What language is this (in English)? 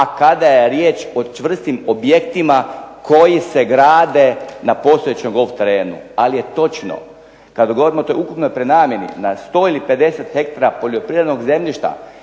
Croatian